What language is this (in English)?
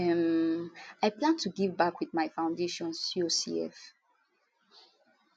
Nigerian Pidgin